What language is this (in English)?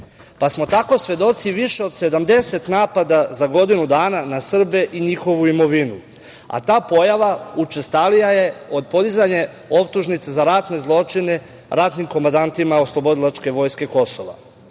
Serbian